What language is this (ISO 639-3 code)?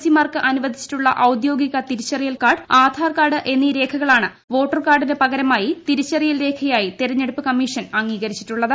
mal